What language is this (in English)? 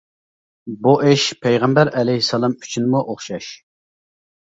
Uyghur